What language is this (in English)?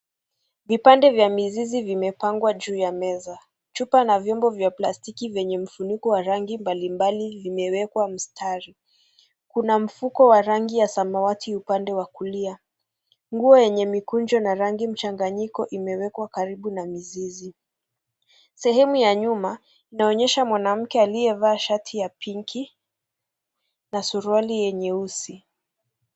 Swahili